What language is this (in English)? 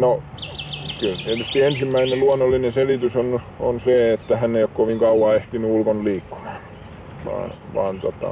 Finnish